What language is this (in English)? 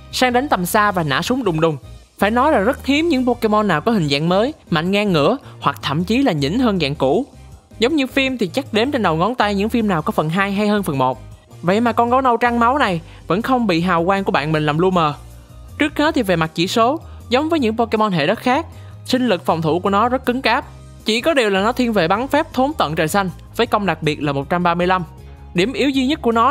Vietnamese